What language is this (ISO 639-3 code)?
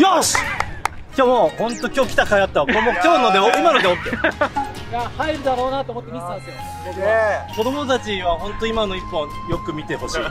jpn